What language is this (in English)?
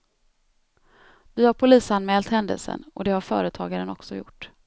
Swedish